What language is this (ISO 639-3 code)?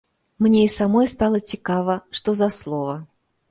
bel